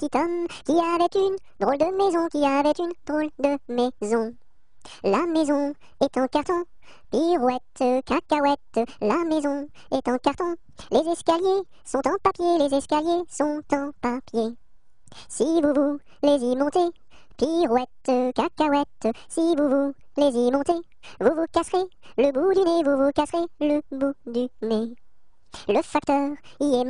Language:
French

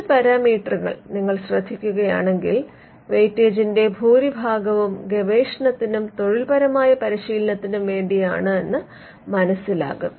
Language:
Malayalam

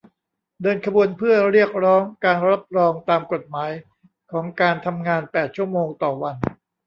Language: Thai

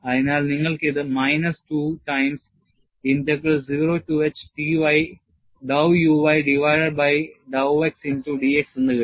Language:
Malayalam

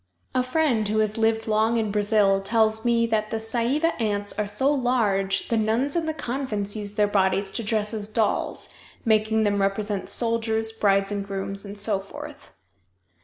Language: English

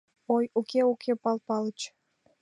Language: Mari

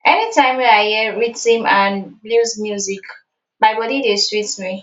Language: Nigerian Pidgin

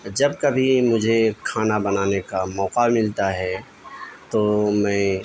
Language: Urdu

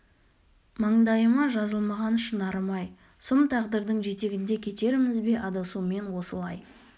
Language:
Kazakh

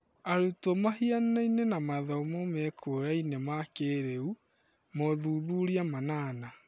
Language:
Kikuyu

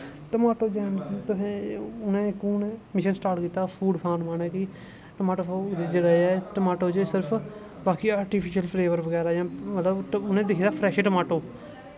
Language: Dogri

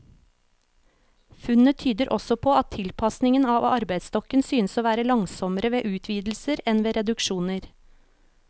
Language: Norwegian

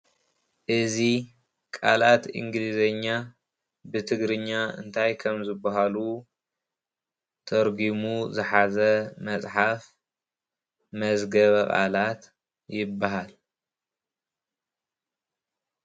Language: Tigrinya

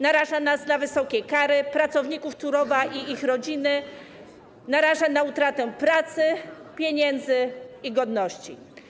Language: Polish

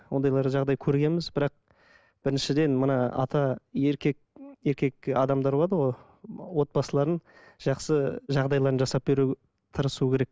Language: Kazakh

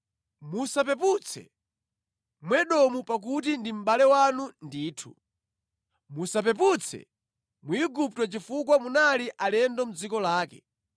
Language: Nyanja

